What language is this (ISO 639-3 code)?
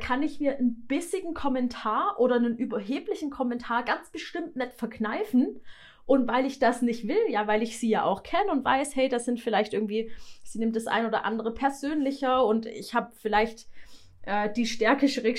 deu